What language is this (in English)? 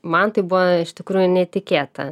Lithuanian